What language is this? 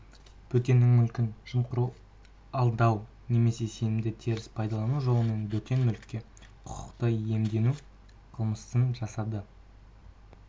Kazakh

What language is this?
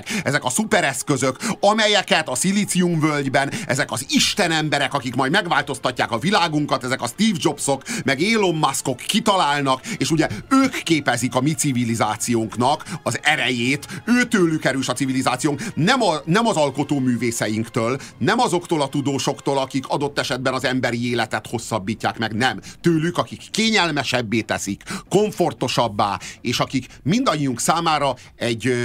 Hungarian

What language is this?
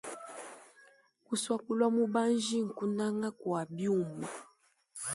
Luba-Lulua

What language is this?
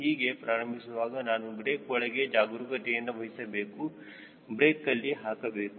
Kannada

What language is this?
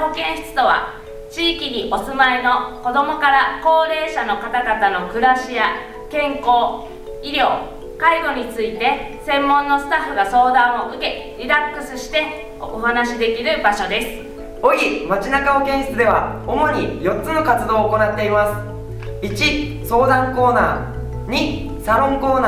Japanese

